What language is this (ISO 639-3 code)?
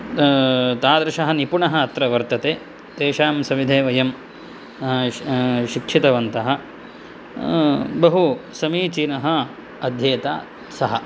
san